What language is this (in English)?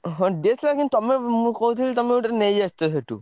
Odia